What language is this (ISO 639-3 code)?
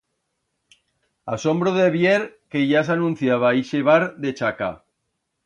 arg